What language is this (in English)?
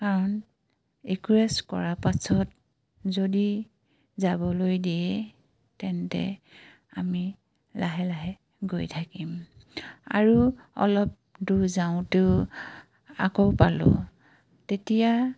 Assamese